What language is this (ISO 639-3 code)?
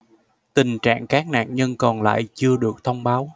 vie